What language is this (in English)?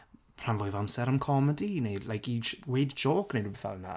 Welsh